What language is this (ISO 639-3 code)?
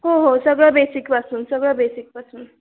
mar